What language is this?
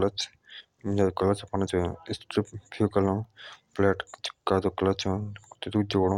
Jaunsari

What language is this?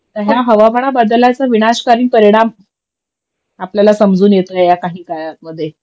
Marathi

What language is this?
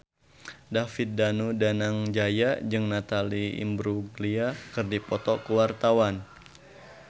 Sundanese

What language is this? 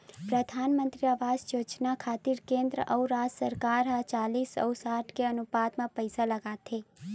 Chhattisgarhi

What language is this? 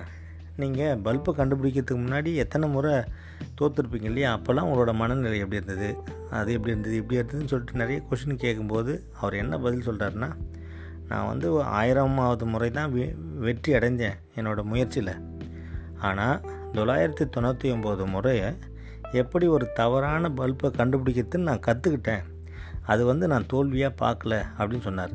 Tamil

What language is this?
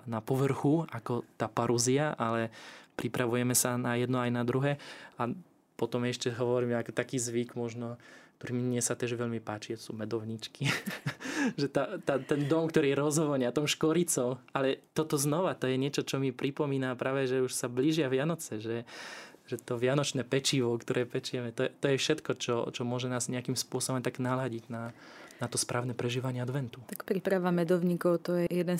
Slovak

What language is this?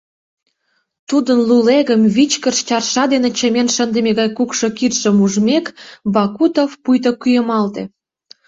Mari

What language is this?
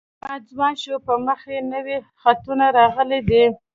Pashto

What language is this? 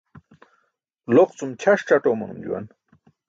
Burushaski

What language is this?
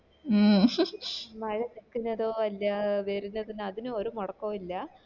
Malayalam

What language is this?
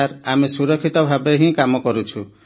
Odia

